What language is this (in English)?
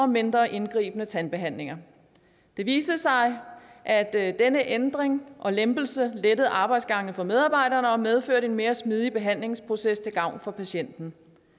Danish